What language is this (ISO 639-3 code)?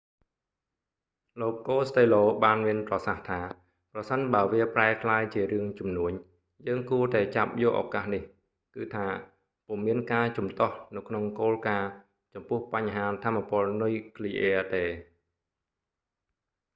khm